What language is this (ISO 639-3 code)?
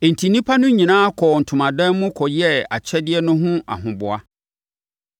aka